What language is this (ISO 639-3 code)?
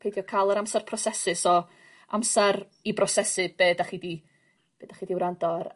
cym